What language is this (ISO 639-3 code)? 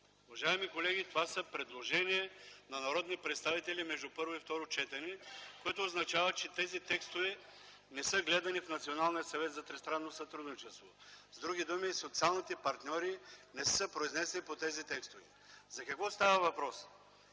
bul